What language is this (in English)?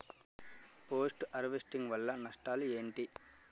Telugu